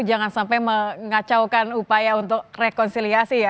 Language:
Indonesian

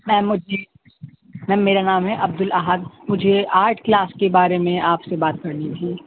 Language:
Urdu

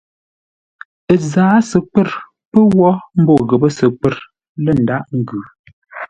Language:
Ngombale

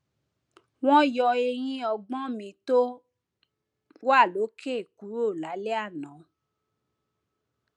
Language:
Yoruba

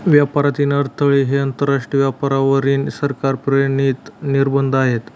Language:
Marathi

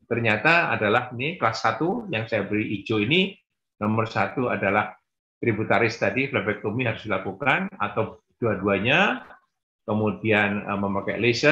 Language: Indonesian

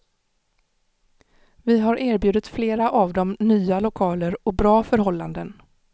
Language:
Swedish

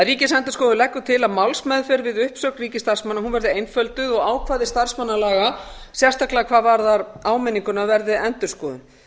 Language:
Icelandic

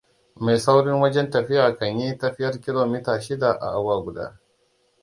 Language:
Hausa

